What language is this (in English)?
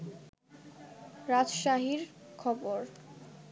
Bangla